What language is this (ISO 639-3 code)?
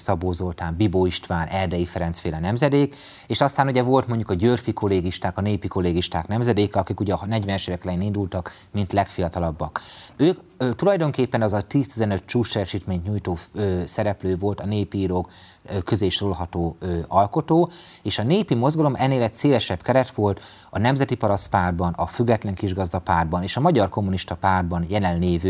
hun